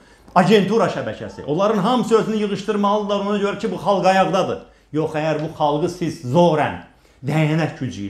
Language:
Turkish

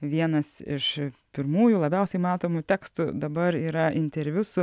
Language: Lithuanian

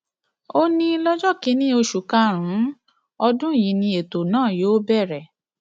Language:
Yoruba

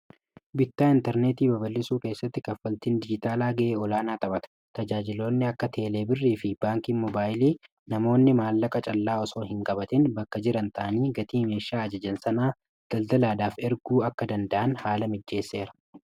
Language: Oromo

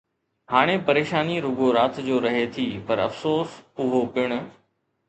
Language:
Sindhi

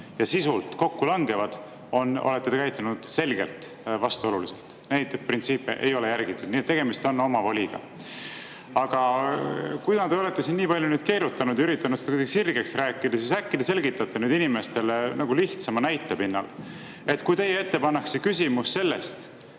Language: Estonian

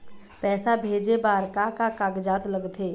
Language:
Chhattisgarhi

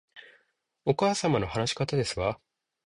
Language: Japanese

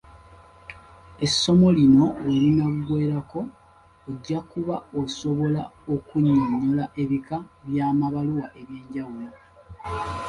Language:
Ganda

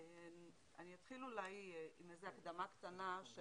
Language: Hebrew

